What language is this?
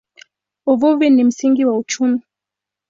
Swahili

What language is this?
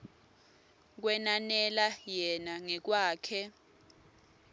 Swati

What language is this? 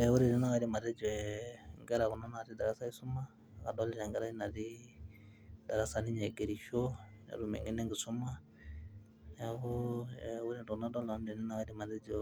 Masai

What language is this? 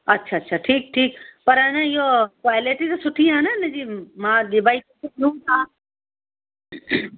Sindhi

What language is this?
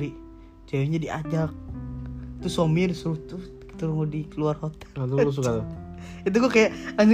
Indonesian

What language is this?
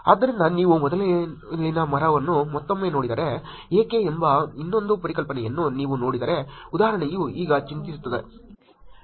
Kannada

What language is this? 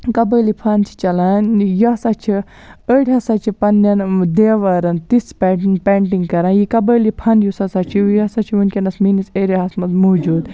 Kashmiri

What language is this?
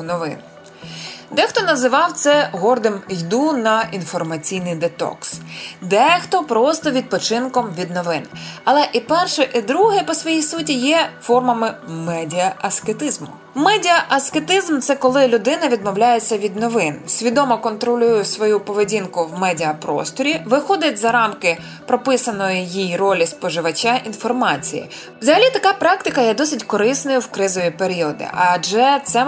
Ukrainian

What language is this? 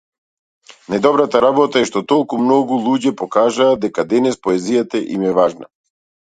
Macedonian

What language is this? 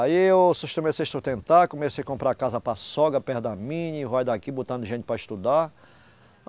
Portuguese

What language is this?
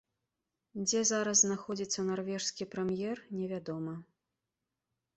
Belarusian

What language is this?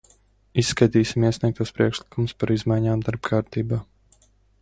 Latvian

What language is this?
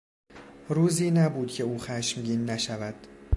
Persian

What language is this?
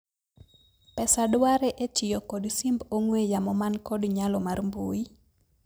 Luo (Kenya and Tanzania)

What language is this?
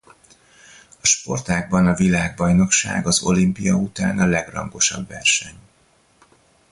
Hungarian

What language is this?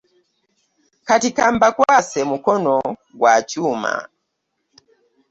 Ganda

